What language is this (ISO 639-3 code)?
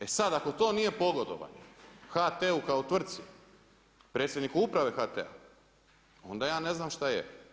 hrv